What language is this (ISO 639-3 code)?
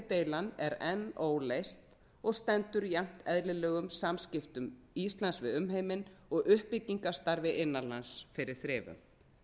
isl